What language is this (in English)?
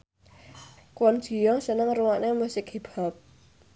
Javanese